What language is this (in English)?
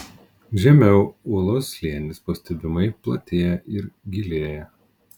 Lithuanian